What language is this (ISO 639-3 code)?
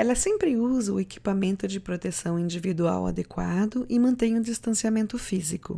por